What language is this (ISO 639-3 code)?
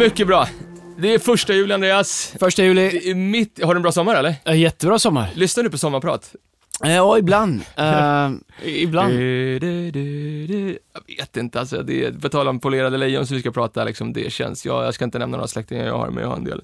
swe